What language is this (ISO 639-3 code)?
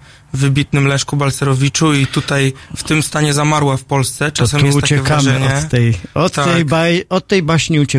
pol